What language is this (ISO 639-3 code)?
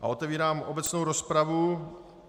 ces